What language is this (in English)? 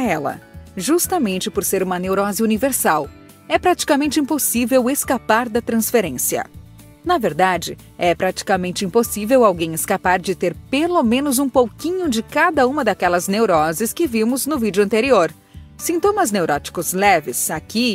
Portuguese